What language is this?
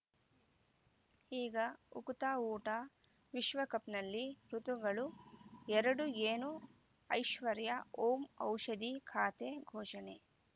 Kannada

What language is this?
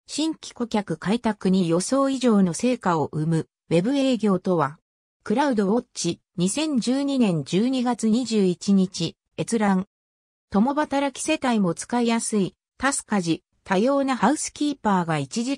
Japanese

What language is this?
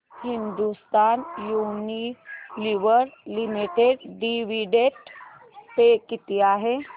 Marathi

